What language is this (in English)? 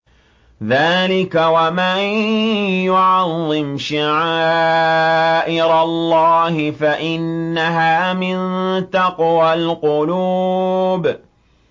Arabic